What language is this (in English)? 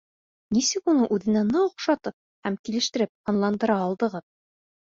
Bashkir